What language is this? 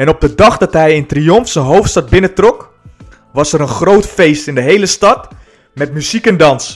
Dutch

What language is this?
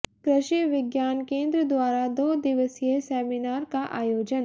Hindi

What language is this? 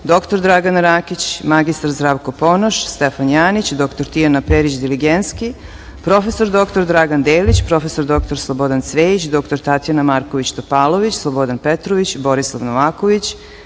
Serbian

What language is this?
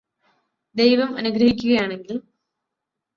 Malayalam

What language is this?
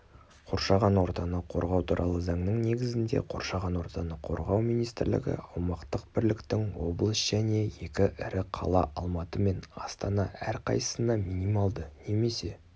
Kazakh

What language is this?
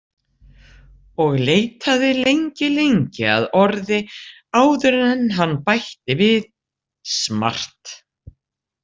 Icelandic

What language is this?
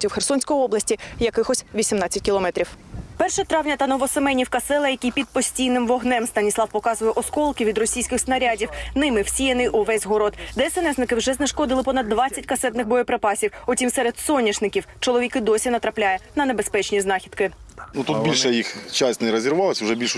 Ukrainian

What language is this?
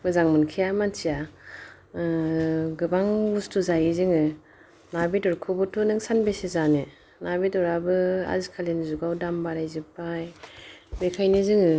Bodo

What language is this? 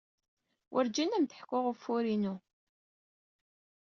Kabyle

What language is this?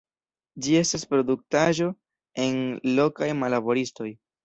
Esperanto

